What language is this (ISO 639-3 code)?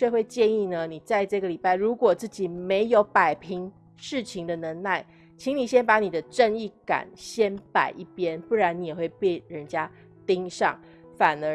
zho